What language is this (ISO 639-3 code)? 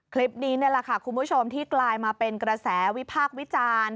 tha